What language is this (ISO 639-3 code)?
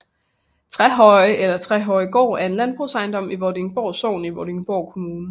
dan